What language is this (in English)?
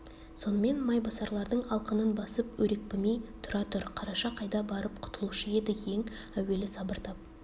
Kazakh